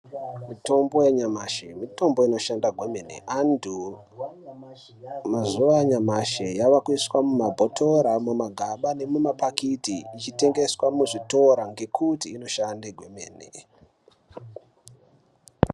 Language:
Ndau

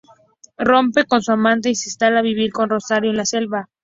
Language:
Spanish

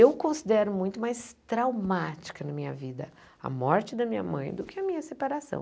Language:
Portuguese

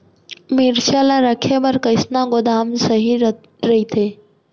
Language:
Chhattisgarhi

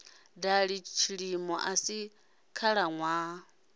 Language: Venda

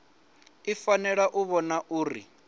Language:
Venda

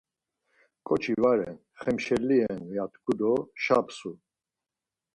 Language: Laz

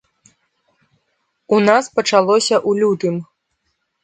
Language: Belarusian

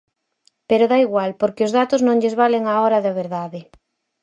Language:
Galician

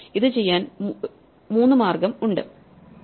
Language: Malayalam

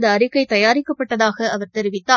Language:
Tamil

